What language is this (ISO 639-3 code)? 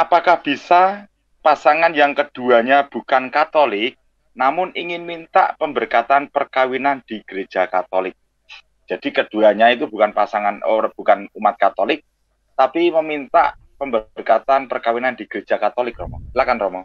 ind